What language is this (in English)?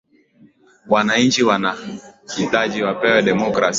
Swahili